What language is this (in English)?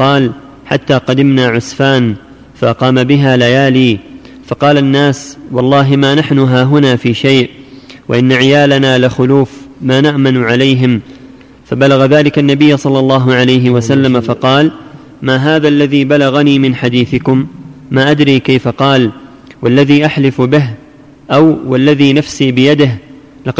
Arabic